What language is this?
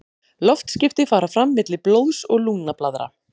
Icelandic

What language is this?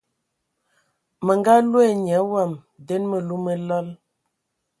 Ewondo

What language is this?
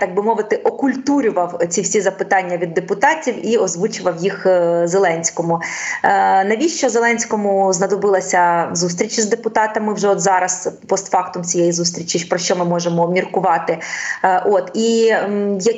Ukrainian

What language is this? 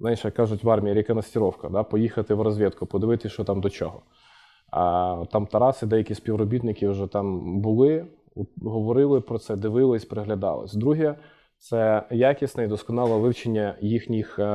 Ukrainian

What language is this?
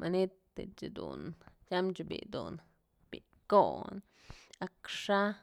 Mazatlán Mixe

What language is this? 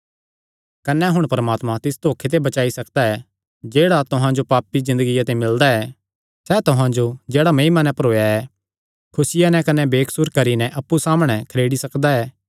Kangri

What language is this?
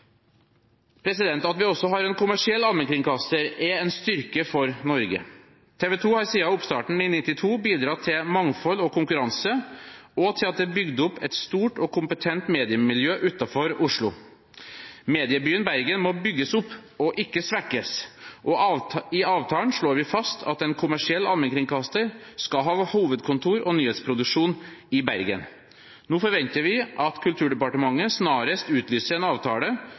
Norwegian Bokmål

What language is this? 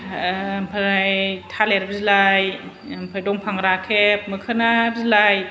Bodo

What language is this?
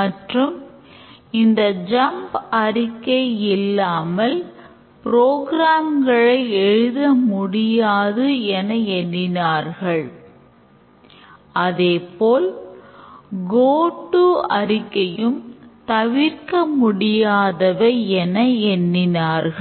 Tamil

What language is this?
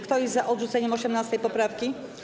Polish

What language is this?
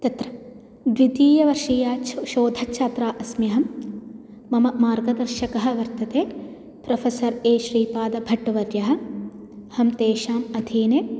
Sanskrit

